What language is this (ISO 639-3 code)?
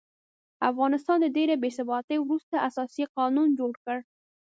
pus